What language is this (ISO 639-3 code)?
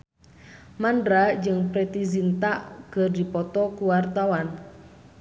sun